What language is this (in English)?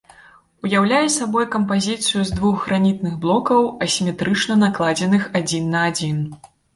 Belarusian